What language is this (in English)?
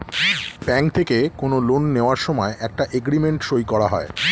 Bangla